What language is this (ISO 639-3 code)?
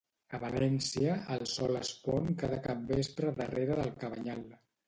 cat